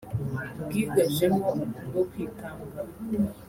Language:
Kinyarwanda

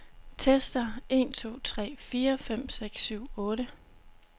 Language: Danish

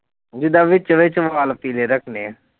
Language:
Punjabi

